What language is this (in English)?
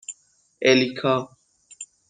Persian